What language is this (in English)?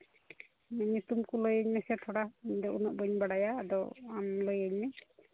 Santali